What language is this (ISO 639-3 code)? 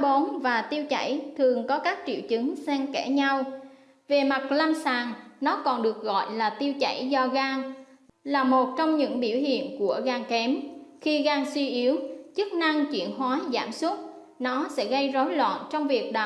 vie